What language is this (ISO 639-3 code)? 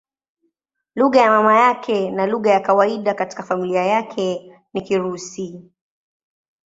swa